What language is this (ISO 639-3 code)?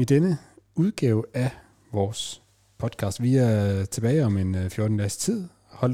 dan